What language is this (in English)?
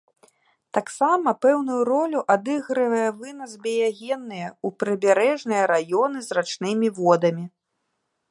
Belarusian